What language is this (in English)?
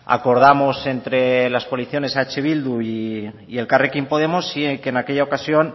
Spanish